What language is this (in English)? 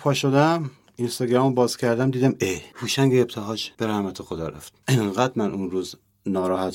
Persian